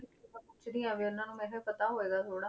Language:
Punjabi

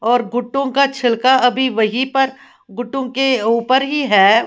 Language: Hindi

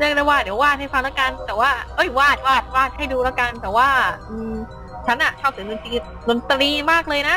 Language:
Thai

